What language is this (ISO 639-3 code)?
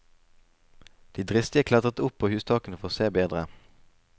nor